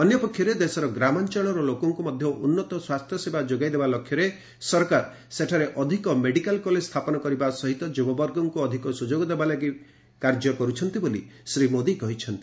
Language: Odia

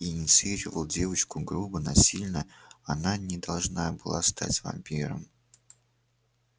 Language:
Russian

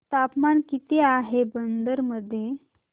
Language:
Marathi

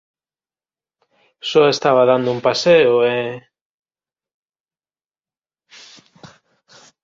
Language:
Galician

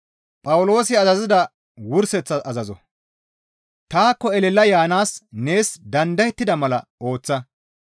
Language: Gamo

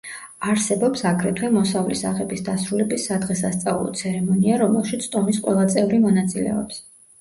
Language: Georgian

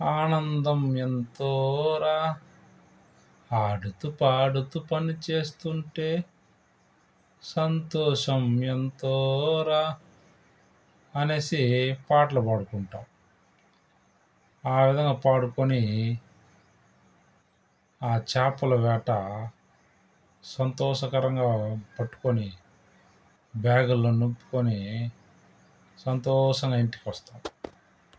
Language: Telugu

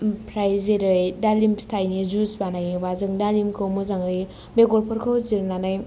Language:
Bodo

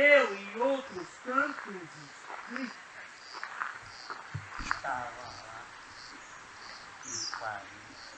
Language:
Portuguese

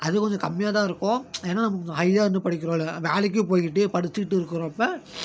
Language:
Tamil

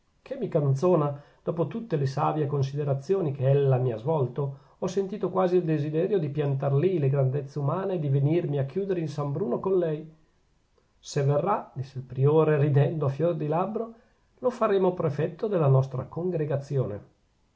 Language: Italian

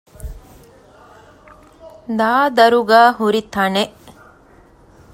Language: Divehi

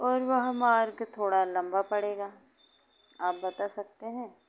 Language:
Hindi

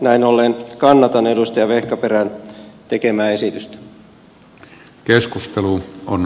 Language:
Finnish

